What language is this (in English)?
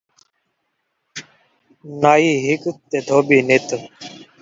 Saraiki